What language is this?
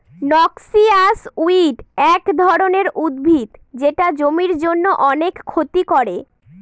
Bangla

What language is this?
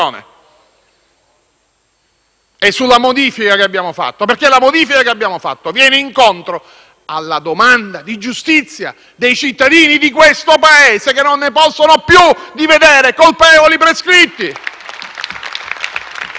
Italian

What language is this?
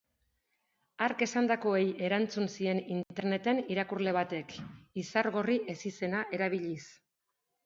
Basque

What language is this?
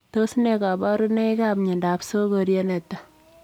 Kalenjin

